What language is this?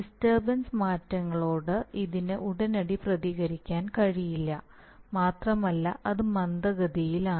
Malayalam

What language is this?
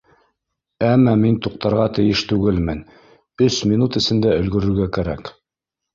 Bashkir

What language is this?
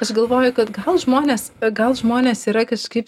Lithuanian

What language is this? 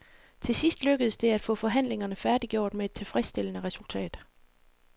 Danish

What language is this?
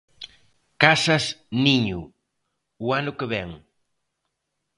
Galician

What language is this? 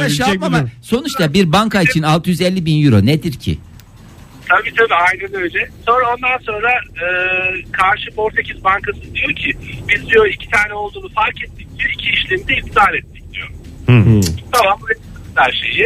Turkish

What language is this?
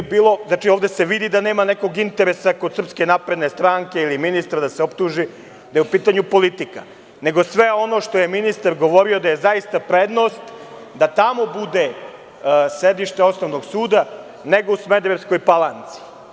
Serbian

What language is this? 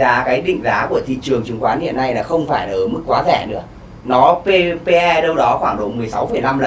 Vietnamese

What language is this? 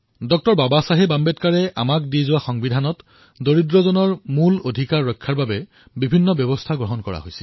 Assamese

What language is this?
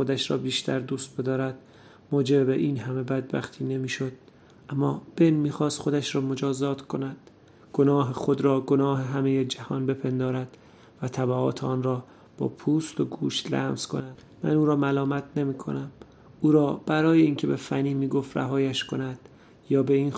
Persian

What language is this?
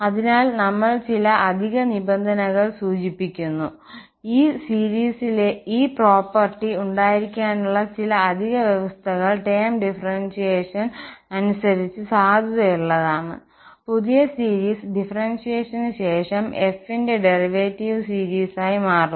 Malayalam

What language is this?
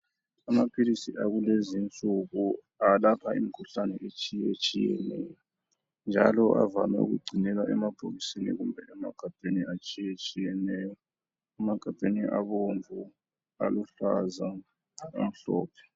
North Ndebele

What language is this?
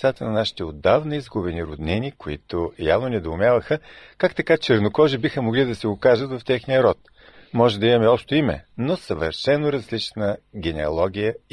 Bulgarian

